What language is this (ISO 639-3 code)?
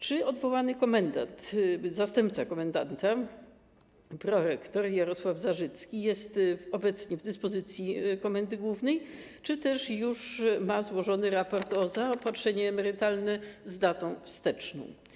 pol